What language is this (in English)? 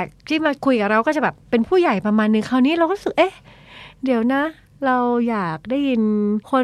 Thai